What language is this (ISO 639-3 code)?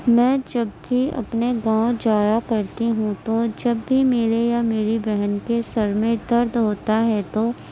urd